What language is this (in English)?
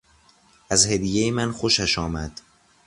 Persian